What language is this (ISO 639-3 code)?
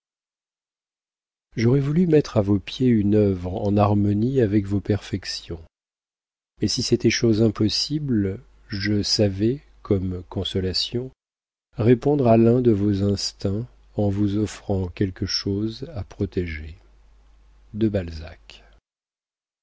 fra